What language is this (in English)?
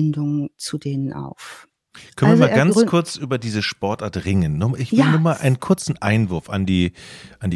German